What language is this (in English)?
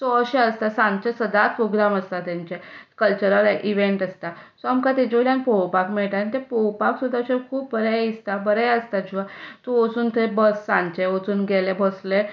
Konkani